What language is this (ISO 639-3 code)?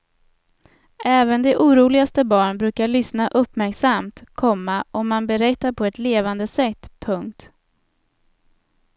swe